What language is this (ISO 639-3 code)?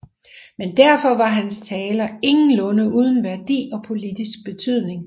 dan